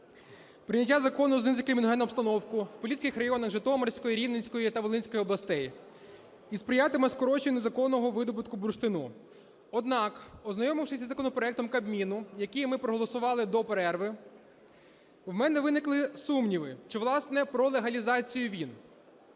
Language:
Ukrainian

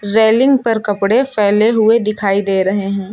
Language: Hindi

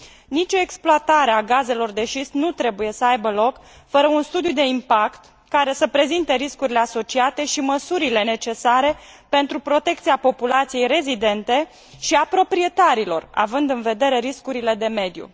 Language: Romanian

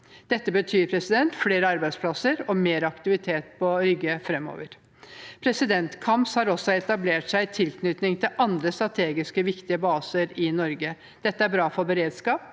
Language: Norwegian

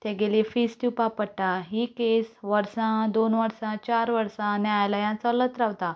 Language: Konkani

